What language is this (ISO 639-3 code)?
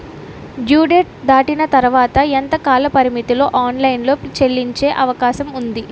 tel